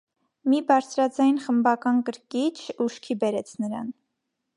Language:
Armenian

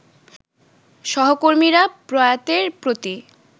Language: Bangla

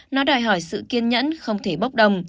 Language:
Vietnamese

